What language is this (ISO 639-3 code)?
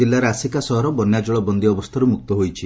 ori